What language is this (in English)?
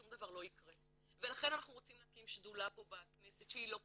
Hebrew